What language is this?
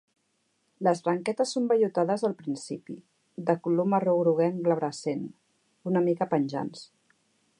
Catalan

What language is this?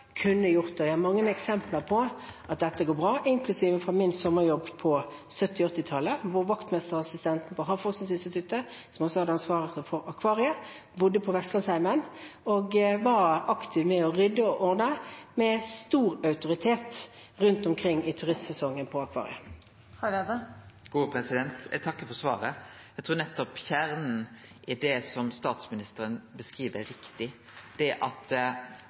Norwegian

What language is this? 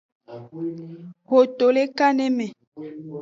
Aja (Benin)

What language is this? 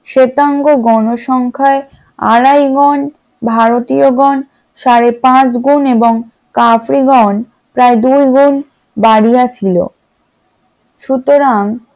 Bangla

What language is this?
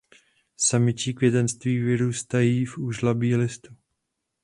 Czech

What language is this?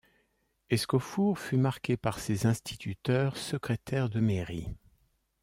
French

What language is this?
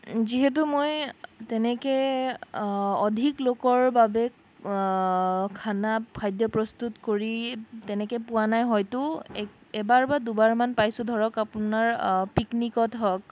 Assamese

